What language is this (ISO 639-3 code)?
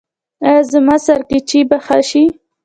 pus